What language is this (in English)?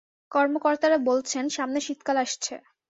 Bangla